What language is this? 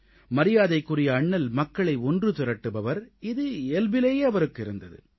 Tamil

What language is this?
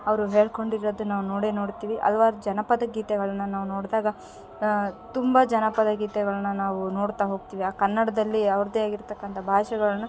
Kannada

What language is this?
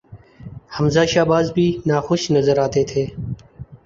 Urdu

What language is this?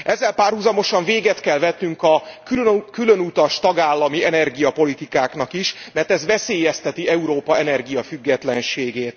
Hungarian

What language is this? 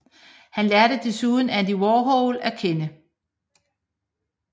Danish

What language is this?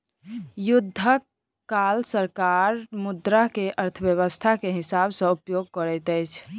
Maithili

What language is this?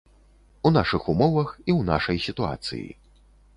Belarusian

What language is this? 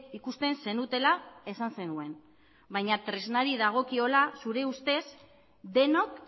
Basque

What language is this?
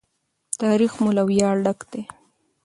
Pashto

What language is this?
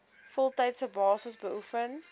Afrikaans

